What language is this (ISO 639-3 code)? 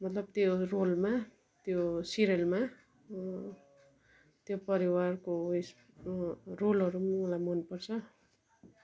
nep